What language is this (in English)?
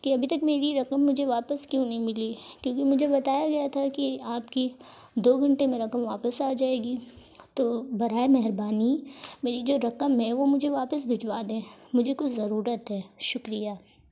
Urdu